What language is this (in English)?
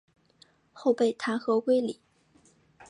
Chinese